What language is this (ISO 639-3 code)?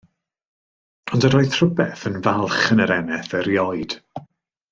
cym